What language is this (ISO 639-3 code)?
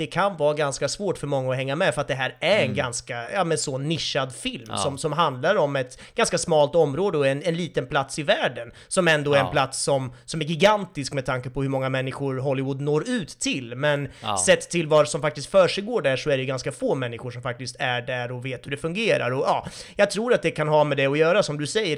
swe